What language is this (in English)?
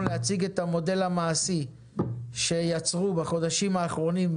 Hebrew